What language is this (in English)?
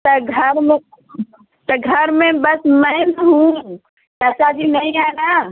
Hindi